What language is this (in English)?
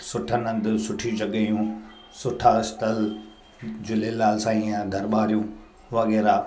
Sindhi